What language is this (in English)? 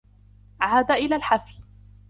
Arabic